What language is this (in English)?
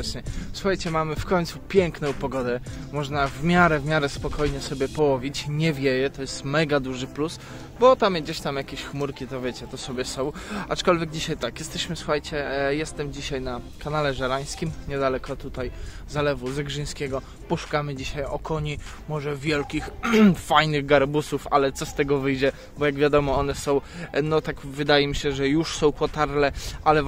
Polish